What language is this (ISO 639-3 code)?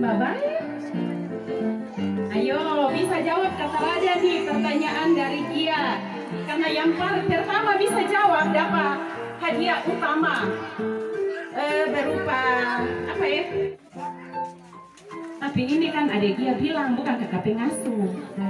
ind